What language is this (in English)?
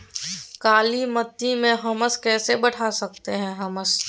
Magahi